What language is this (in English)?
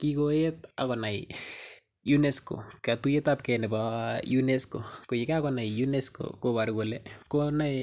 Kalenjin